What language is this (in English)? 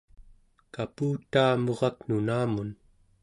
Central Yupik